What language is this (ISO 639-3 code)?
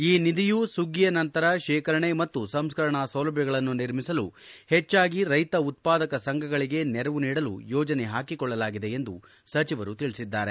kan